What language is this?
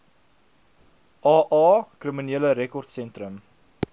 Afrikaans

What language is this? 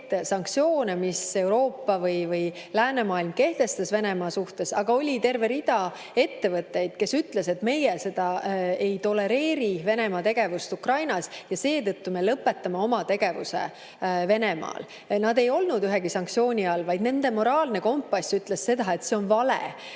Estonian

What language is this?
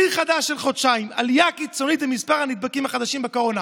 Hebrew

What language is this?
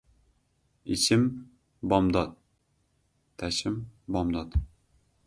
Uzbek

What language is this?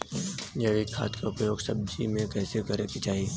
Bhojpuri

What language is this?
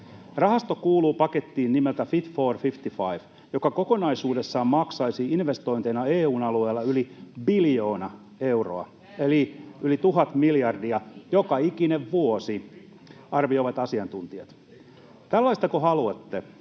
Finnish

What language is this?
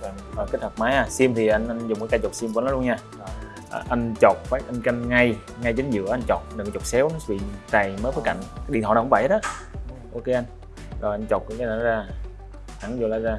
Vietnamese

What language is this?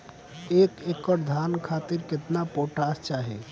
Bhojpuri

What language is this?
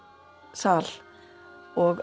Icelandic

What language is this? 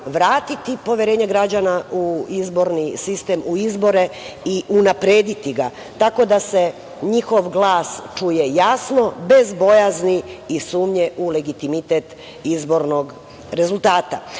Serbian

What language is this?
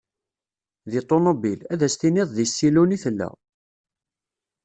Kabyle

